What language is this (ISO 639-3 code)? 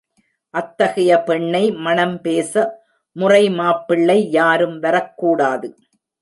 tam